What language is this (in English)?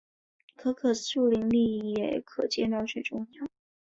Chinese